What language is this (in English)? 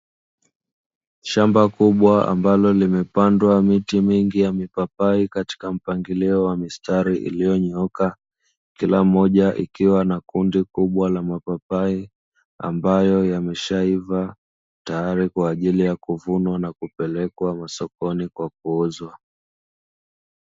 Swahili